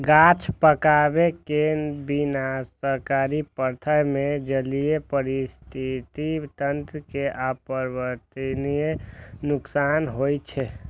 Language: Maithili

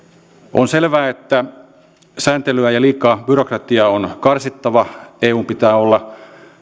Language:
Finnish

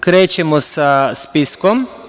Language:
Serbian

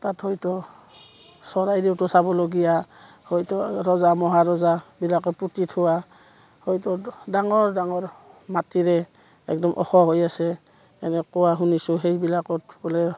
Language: Assamese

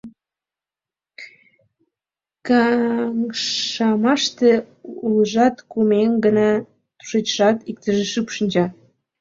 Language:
Mari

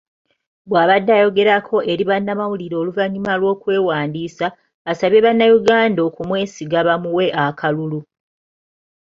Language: Ganda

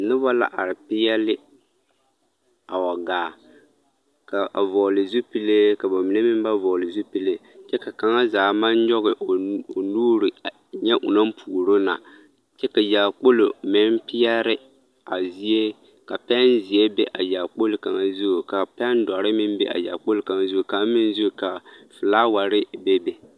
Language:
Southern Dagaare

